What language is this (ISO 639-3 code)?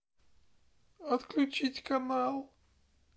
rus